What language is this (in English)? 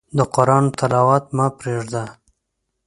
Pashto